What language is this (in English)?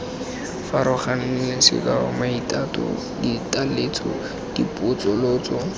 Tswana